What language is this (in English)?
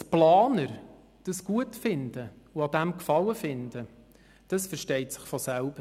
Swiss German